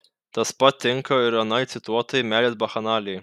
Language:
Lithuanian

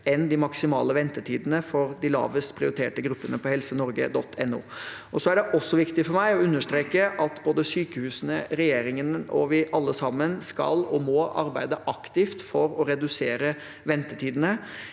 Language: Norwegian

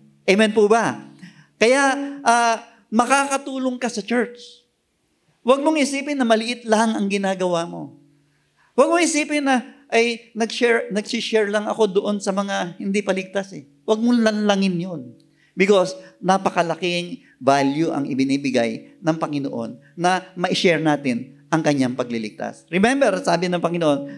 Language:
Filipino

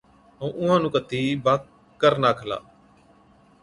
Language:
Od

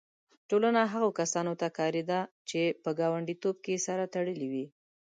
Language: Pashto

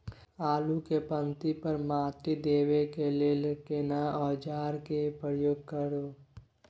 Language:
Maithili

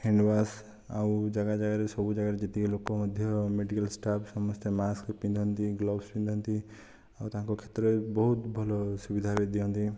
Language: Odia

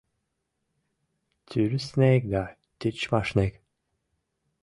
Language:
Mari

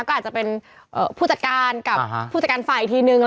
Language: Thai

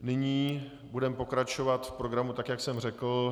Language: Czech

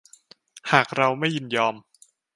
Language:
Thai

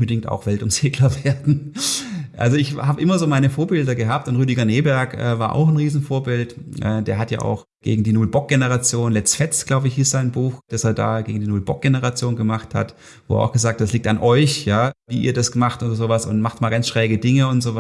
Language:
German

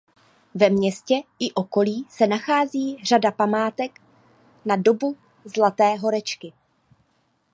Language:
Czech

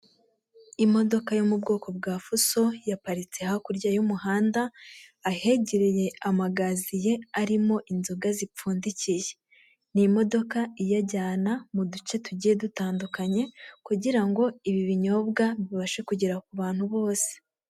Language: Kinyarwanda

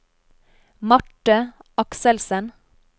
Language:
Norwegian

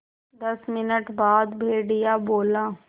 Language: Hindi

